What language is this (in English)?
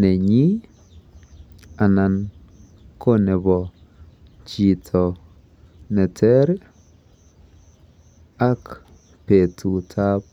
Kalenjin